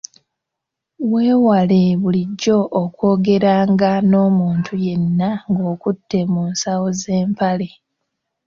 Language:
Ganda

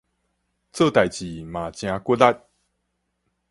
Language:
Min Nan Chinese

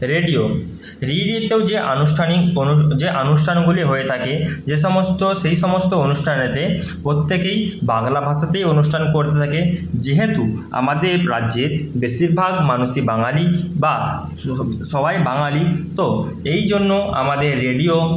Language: Bangla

